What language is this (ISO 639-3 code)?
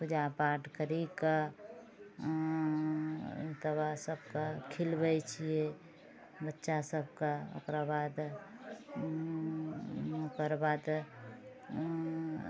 mai